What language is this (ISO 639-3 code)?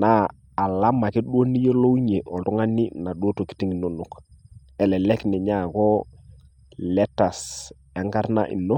mas